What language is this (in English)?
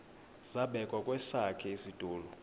Xhosa